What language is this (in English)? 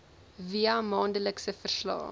Afrikaans